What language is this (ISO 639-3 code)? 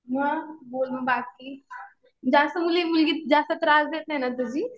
mar